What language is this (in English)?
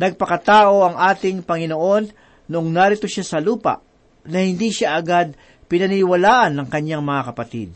Filipino